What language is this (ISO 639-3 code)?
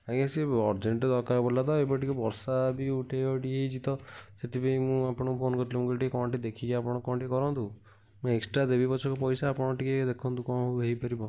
ori